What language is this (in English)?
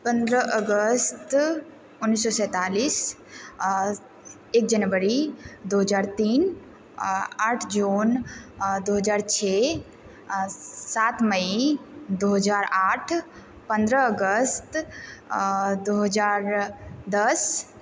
Maithili